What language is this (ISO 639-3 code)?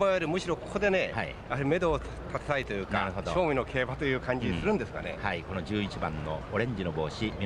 jpn